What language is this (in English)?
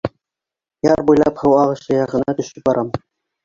Bashkir